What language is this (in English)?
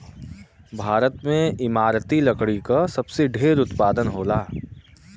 Bhojpuri